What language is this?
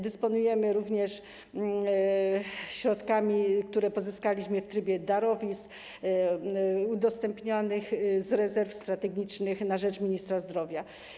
Polish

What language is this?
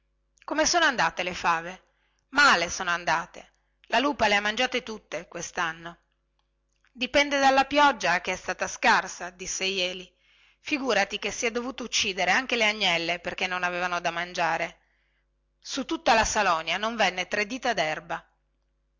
Italian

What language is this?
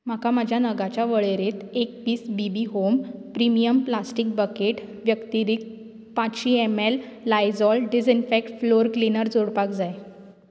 Konkani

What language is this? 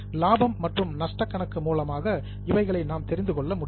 Tamil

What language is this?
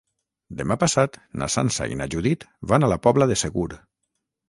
Catalan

